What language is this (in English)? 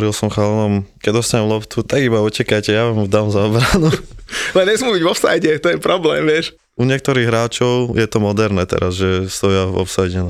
Slovak